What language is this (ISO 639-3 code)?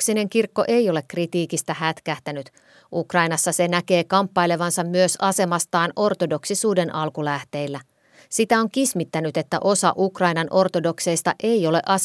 fin